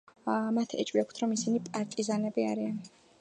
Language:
Georgian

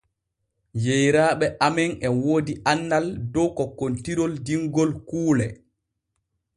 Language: Borgu Fulfulde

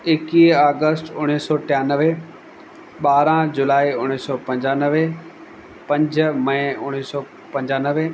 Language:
Sindhi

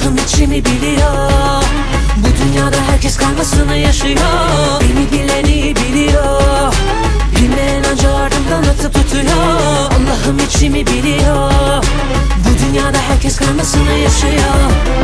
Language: Turkish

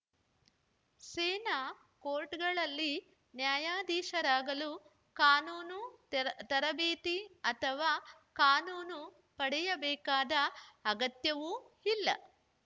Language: Kannada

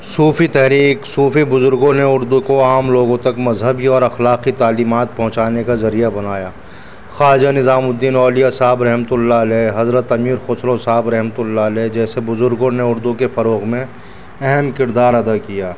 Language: Urdu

